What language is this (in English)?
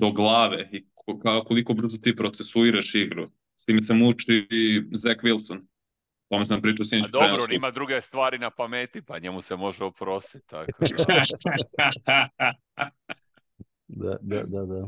Croatian